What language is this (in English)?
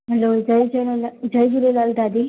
Sindhi